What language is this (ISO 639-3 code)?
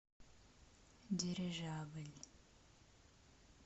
rus